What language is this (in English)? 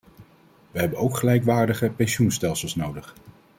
Dutch